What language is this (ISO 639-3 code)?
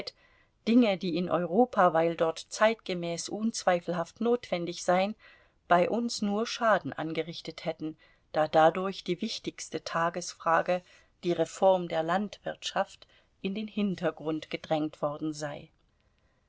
deu